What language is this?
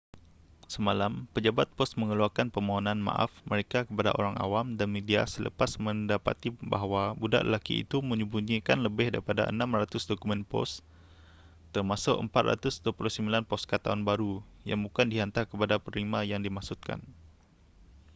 Malay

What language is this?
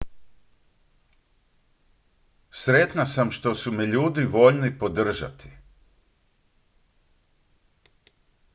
Croatian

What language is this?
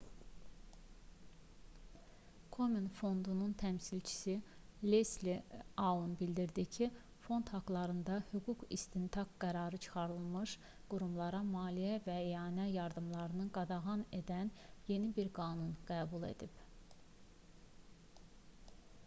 Azerbaijani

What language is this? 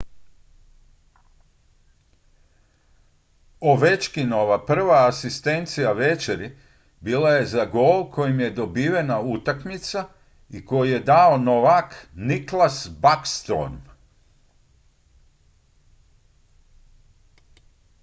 Croatian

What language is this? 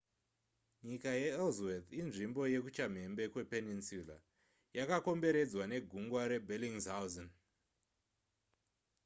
Shona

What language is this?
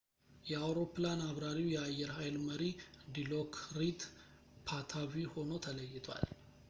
Amharic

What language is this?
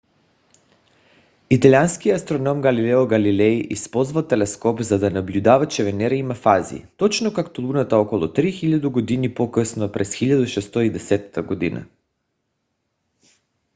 Bulgarian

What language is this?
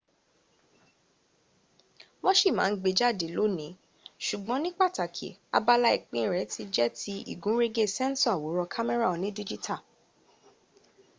Yoruba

